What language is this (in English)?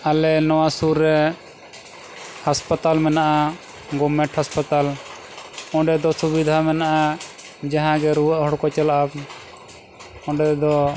Santali